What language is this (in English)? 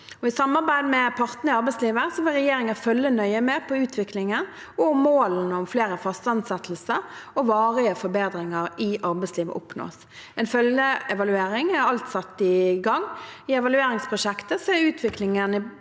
Norwegian